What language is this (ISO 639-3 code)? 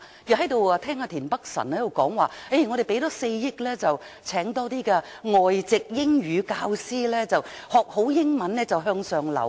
yue